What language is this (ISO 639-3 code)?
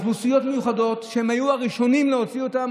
heb